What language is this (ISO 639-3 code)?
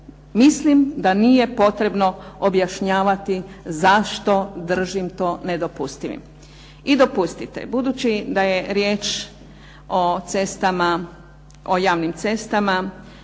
hrv